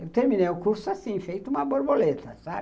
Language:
Portuguese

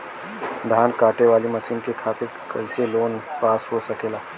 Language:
Bhojpuri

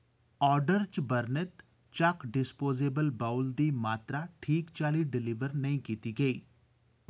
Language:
Dogri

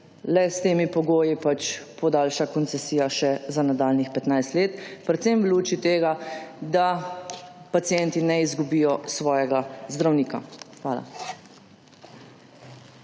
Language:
Slovenian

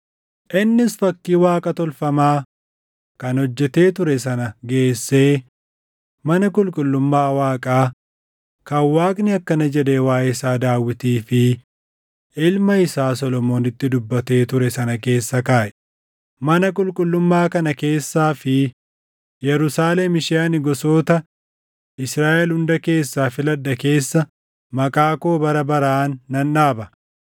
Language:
Oromo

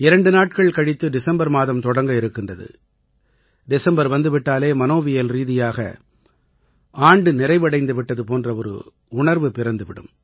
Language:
Tamil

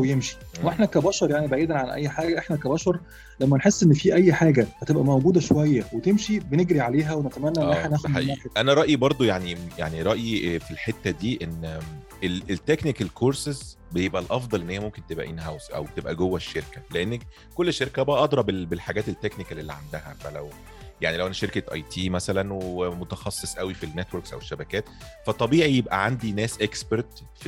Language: Arabic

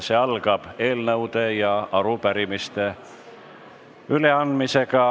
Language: Estonian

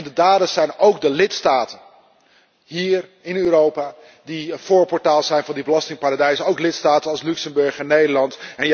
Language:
Dutch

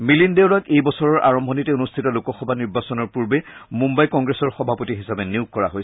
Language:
Assamese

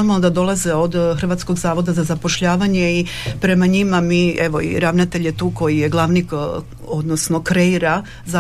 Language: Croatian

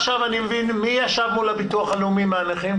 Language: Hebrew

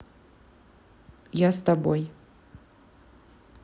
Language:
Russian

